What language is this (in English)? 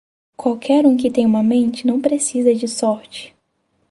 Portuguese